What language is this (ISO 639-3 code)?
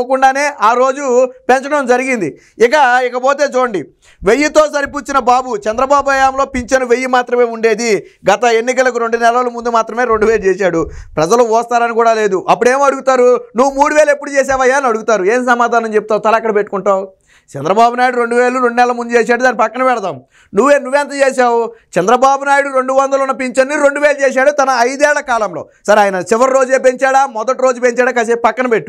tel